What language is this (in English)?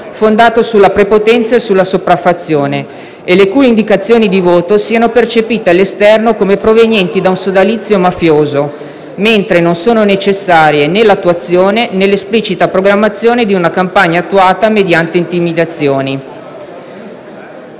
Italian